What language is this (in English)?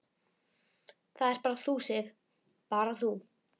Icelandic